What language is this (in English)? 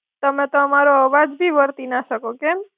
Gujarati